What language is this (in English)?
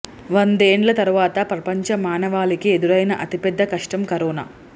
Telugu